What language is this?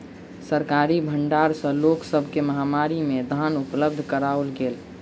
Maithili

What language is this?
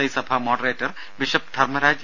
Malayalam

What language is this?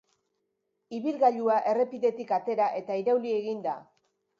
Basque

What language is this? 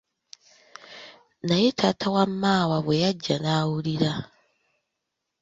Ganda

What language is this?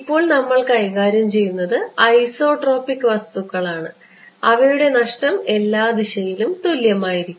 Malayalam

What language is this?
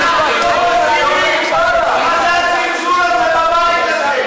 Hebrew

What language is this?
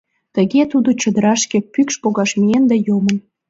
Mari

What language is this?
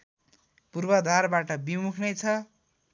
Nepali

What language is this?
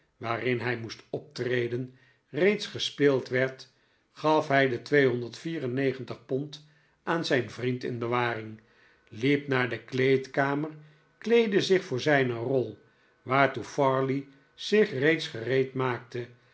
Dutch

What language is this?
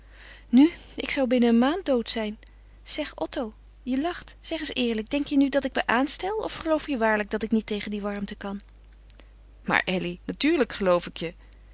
Dutch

